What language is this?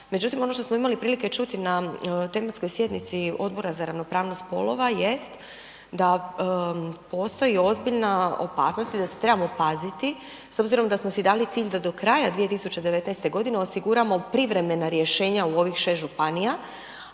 Croatian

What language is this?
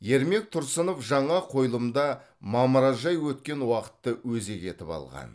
Kazakh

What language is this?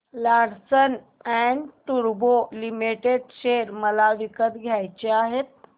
Marathi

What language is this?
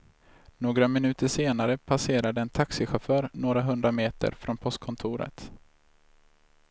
Swedish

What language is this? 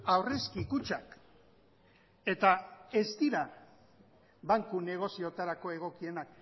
Basque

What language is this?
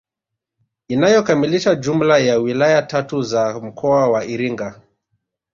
Swahili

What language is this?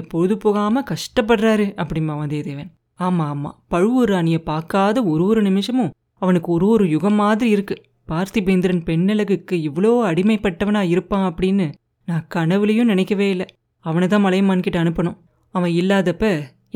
Tamil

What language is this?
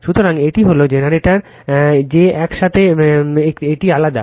Bangla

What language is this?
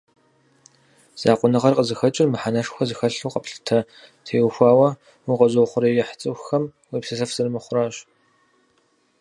Kabardian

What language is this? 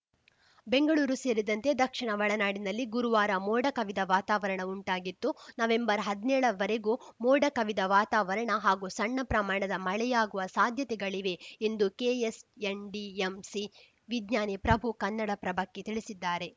Kannada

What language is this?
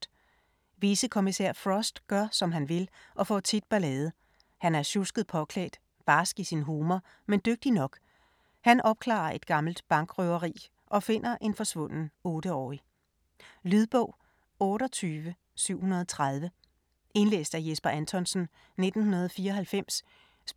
Danish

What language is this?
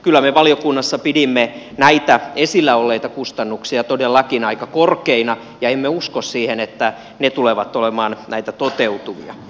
Finnish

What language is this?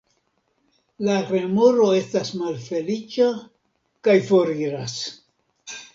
Esperanto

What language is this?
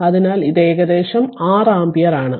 Malayalam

